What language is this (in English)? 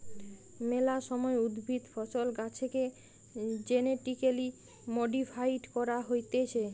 Bangla